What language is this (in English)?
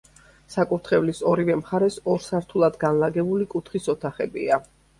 Georgian